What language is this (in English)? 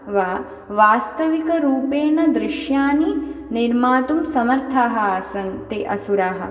Sanskrit